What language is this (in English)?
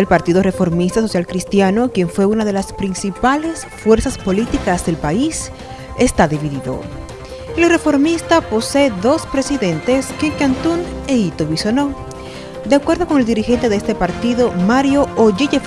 Spanish